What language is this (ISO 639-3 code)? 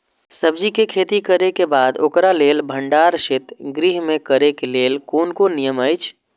mai